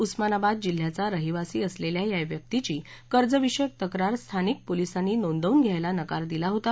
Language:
Marathi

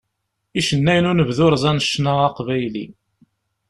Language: Kabyle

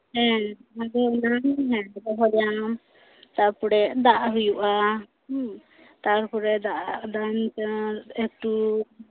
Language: Santali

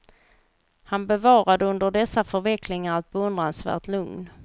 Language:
Swedish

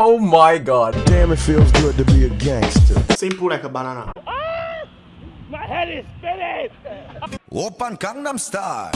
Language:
English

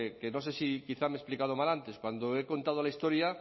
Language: Spanish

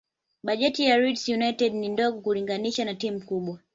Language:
Swahili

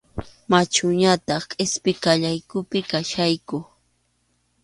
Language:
Arequipa-La Unión Quechua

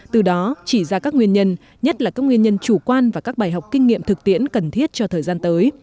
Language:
Vietnamese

